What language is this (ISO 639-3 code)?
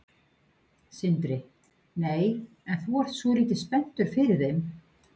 isl